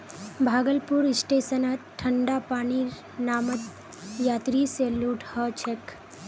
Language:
Magahi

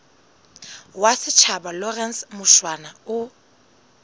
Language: Southern Sotho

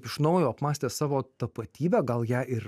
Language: Lithuanian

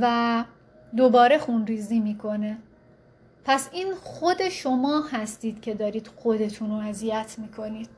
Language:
Persian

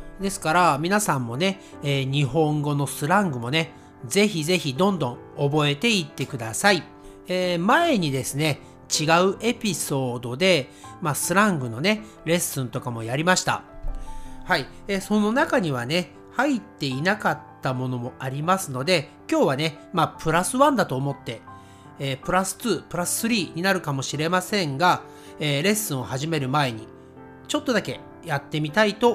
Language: Japanese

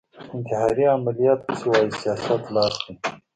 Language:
Pashto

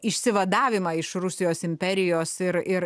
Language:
Lithuanian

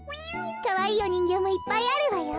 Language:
Japanese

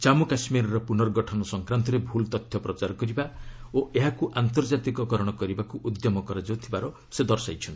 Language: Odia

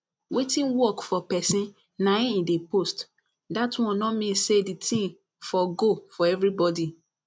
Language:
Nigerian Pidgin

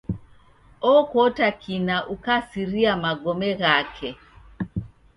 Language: Taita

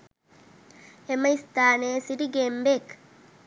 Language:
Sinhala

